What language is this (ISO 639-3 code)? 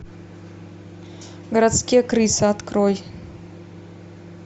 rus